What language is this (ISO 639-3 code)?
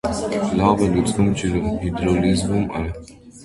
hye